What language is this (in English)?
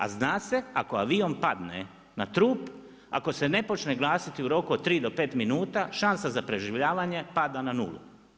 Croatian